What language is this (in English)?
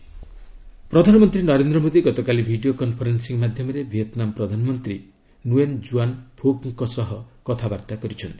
Odia